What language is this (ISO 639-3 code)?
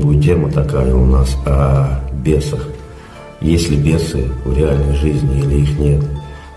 rus